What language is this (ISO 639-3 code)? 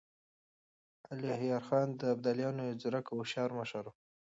pus